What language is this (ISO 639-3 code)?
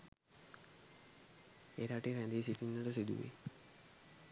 sin